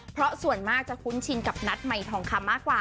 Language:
Thai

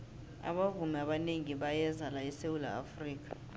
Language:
South Ndebele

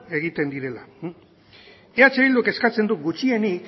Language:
Basque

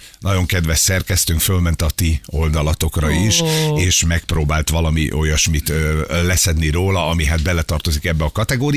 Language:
Hungarian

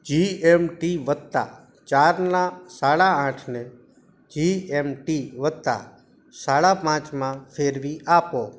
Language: Gujarati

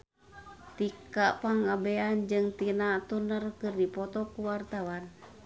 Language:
Sundanese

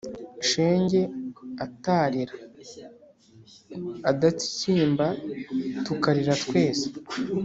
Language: Kinyarwanda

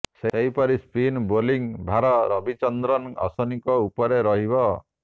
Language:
Odia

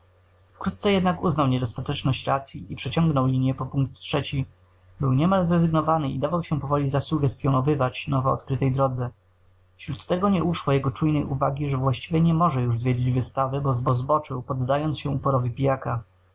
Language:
Polish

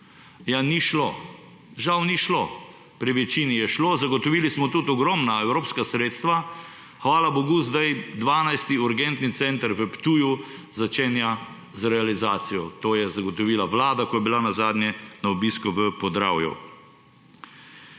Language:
Slovenian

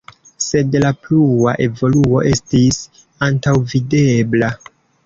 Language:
Esperanto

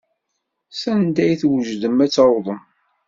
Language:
Kabyle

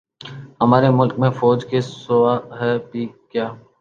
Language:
Urdu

